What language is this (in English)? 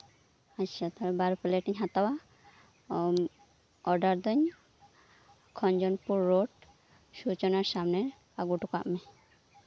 Santali